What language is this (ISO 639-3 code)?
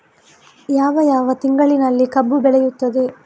kan